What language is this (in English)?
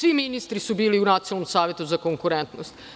Serbian